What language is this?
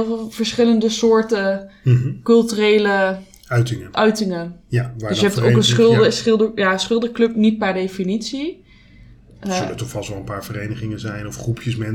Dutch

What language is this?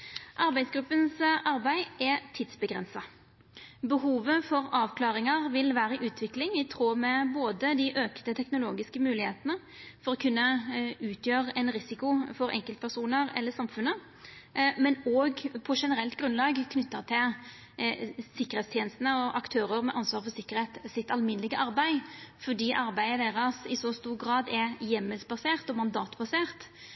Norwegian Nynorsk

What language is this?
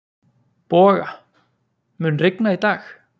Icelandic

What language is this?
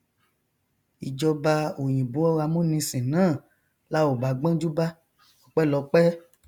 Yoruba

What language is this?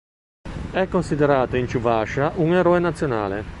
Italian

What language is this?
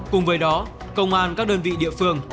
Vietnamese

